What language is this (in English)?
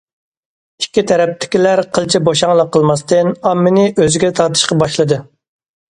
Uyghur